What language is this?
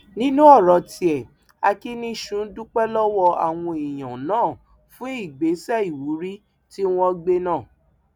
Yoruba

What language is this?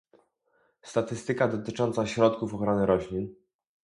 Polish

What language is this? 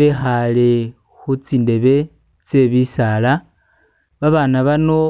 Masaaba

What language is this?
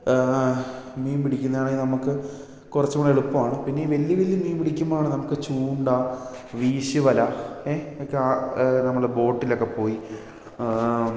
Malayalam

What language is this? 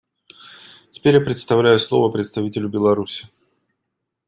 Russian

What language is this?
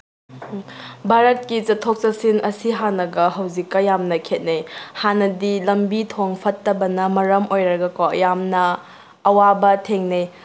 Manipuri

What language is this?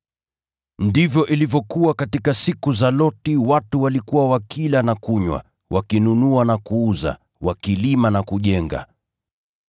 Swahili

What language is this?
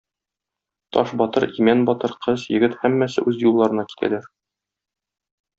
Tatar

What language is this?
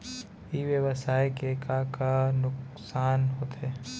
Chhattisgarhi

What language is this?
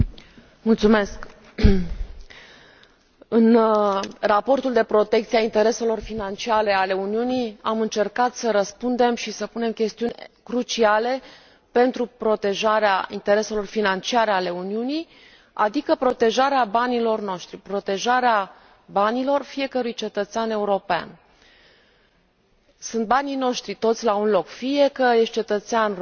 Romanian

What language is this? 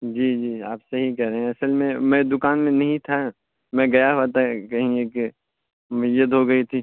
Urdu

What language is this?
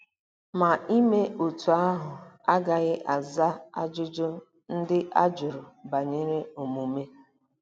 Igbo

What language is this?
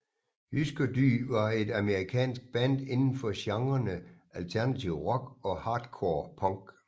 Danish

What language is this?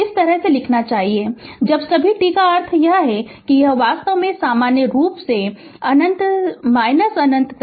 Hindi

